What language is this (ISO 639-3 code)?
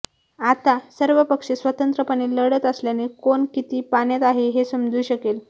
mar